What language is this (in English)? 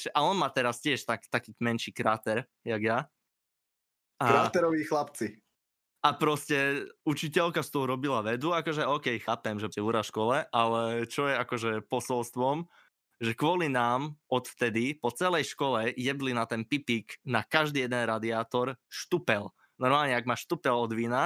Slovak